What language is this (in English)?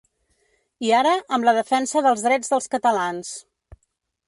Catalan